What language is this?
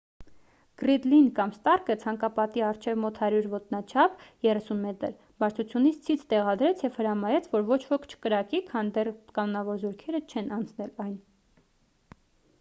Armenian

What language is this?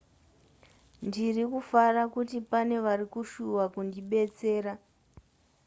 Shona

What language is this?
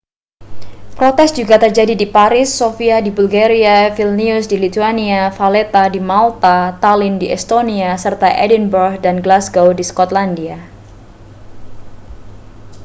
Indonesian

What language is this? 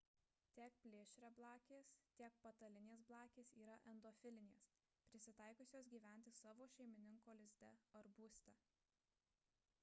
Lithuanian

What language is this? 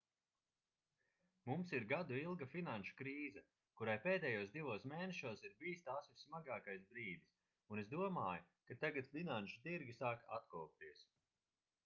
Latvian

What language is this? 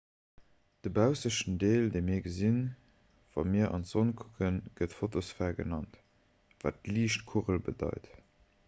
Luxembourgish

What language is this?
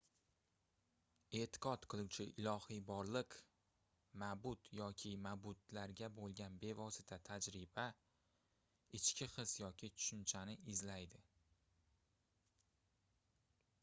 Uzbek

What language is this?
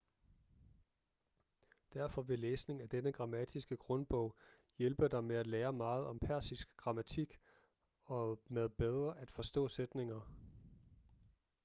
Danish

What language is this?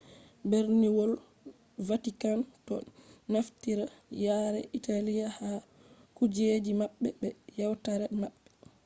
Fula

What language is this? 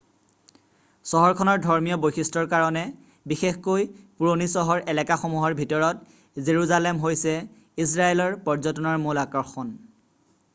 Assamese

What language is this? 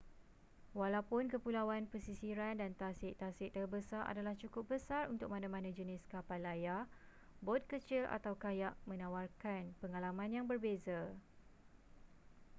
Malay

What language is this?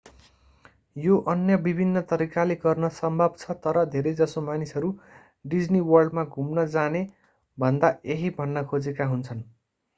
Nepali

